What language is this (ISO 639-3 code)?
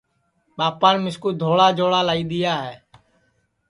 ssi